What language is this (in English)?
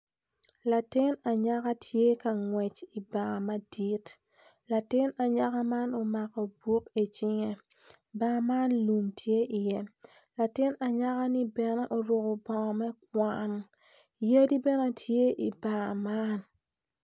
Acoli